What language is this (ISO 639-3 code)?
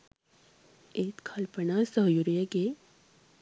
sin